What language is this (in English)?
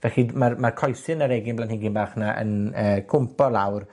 Welsh